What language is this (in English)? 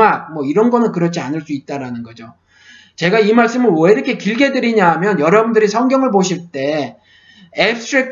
Korean